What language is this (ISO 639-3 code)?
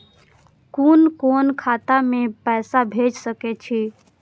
mai